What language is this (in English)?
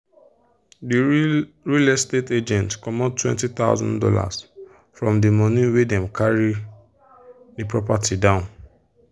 Nigerian Pidgin